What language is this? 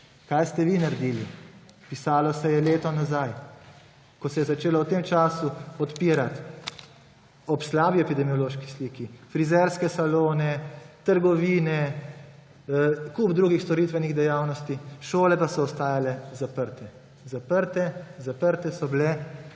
Slovenian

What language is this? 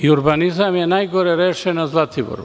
Serbian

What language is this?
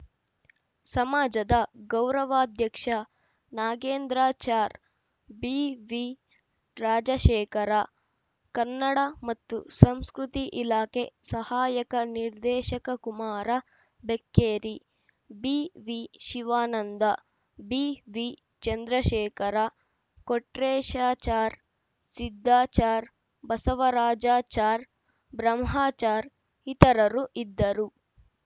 Kannada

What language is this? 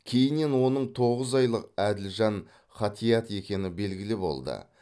Kazakh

